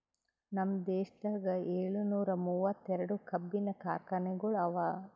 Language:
Kannada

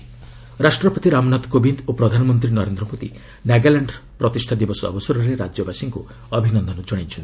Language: Odia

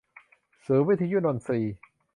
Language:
Thai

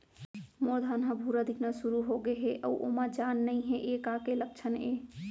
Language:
Chhattisgarhi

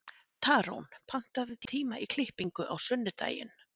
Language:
Icelandic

